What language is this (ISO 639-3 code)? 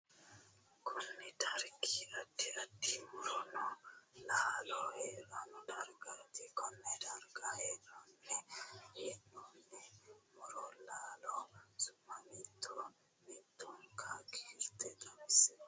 sid